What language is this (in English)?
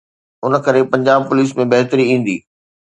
Sindhi